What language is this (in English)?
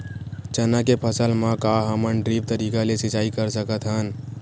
Chhattisgarhi